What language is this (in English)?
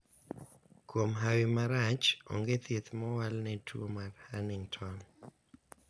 Luo (Kenya and Tanzania)